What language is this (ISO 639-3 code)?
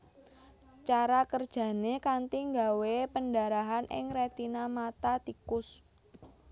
jav